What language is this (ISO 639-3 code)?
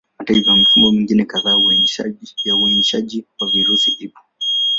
swa